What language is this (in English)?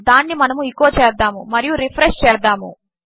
Telugu